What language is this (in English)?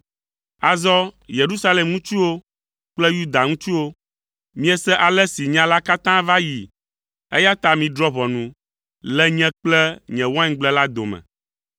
Ewe